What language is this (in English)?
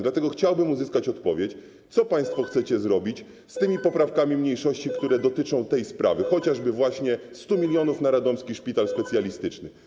Polish